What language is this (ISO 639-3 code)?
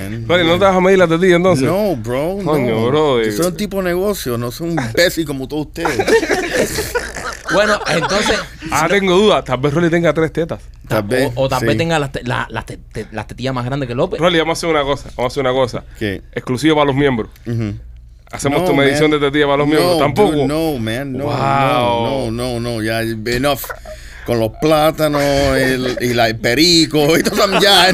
spa